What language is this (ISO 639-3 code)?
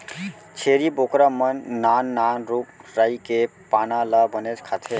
hne